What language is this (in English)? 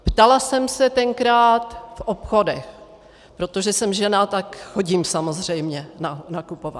Czech